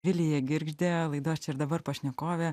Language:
Lithuanian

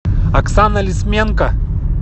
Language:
Russian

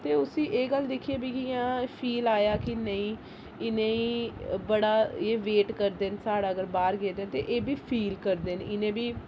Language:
Dogri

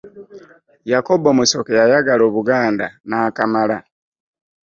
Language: Ganda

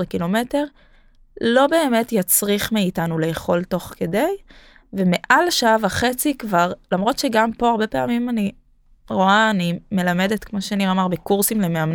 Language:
Hebrew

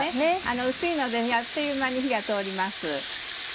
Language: Japanese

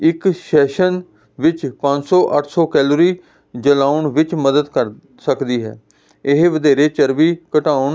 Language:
Punjabi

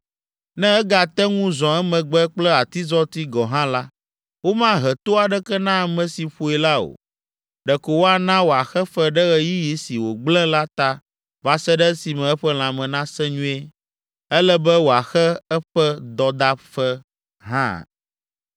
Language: Ewe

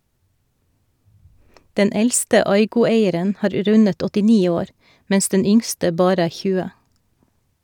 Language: Norwegian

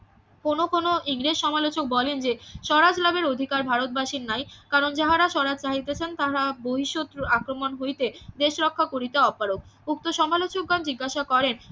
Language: Bangla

